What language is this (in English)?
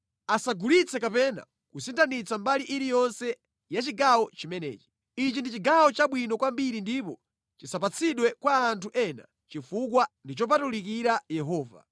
Nyanja